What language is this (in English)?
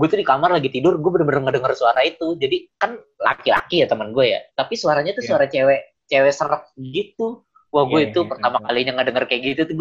Indonesian